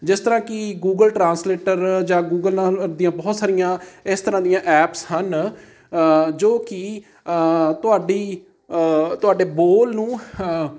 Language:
Punjabi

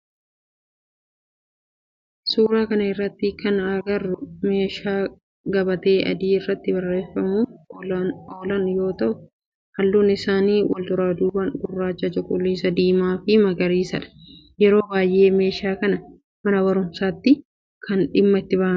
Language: Oromo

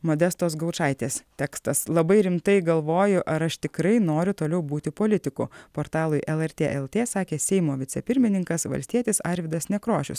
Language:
Lithuanian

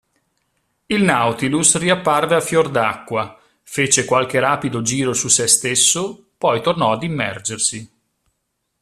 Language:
Italian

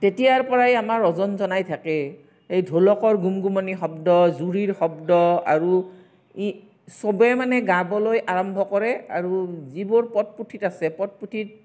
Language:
Assamese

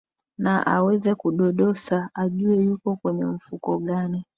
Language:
Swahili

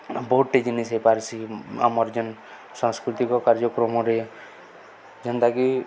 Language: Odia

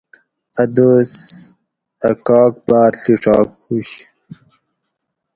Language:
Gawri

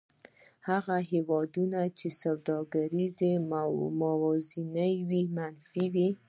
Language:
Pashto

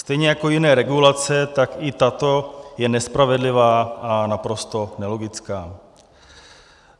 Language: Czech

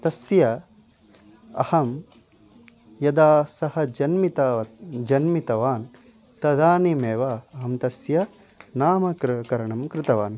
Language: Sanskrit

